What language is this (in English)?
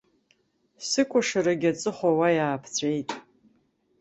Abkhazian